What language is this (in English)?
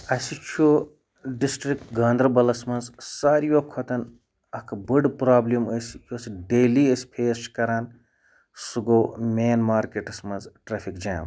Kashmiri